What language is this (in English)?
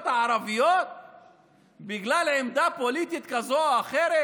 Hebrew